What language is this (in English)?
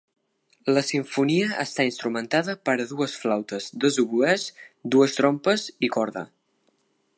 Catalan